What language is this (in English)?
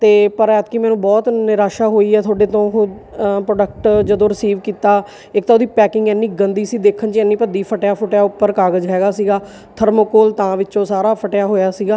Punjabi